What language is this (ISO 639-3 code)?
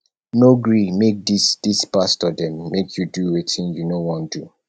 pcm